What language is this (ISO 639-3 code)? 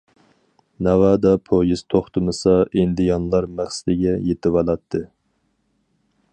uig